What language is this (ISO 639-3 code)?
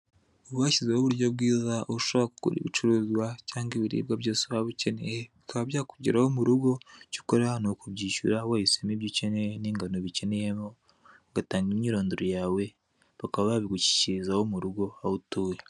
kin